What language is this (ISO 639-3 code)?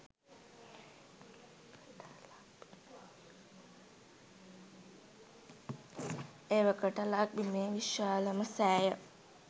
sin